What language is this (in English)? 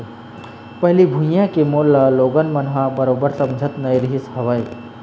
Chhattisgarhi